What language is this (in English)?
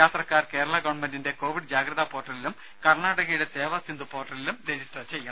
Malayalam